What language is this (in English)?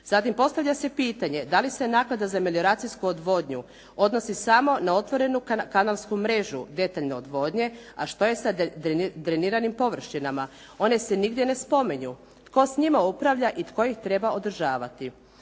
Croatian